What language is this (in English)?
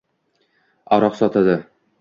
Uzbek